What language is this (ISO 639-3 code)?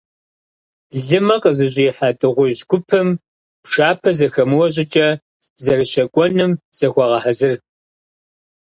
kbd